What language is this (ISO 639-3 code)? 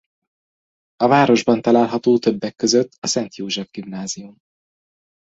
hun